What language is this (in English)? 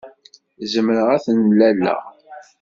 Kabyle